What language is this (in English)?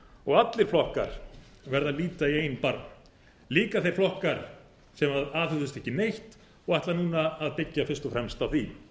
Icelandic